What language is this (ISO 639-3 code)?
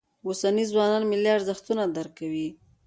pus